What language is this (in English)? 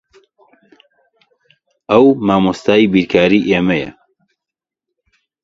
Central Kurdish